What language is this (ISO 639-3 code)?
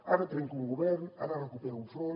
cat